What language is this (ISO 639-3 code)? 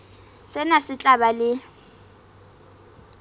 sot